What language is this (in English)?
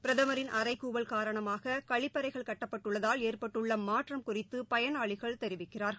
Tamil